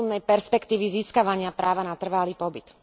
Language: Slovak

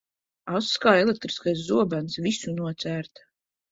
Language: Latvian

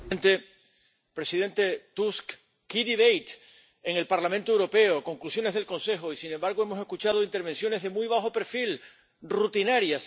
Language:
Spanish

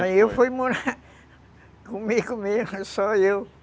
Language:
Portuguese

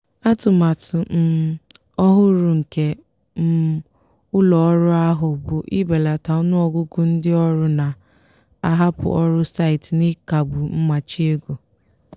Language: Igbo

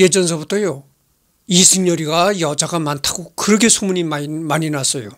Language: Korean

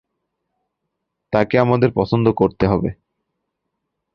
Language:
Bangla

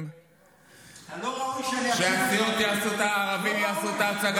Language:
Hebrew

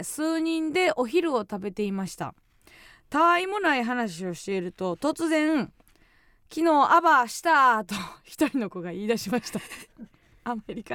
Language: Japanese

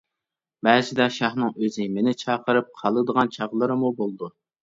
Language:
Uyghur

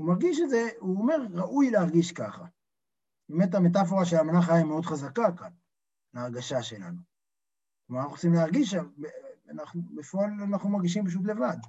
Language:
Hebrew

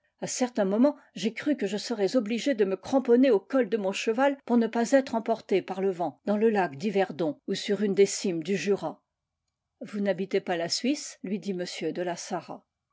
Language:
French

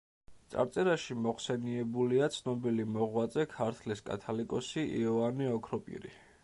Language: Georgian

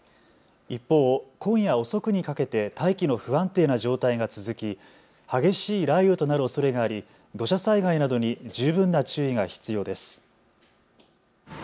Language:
Japanese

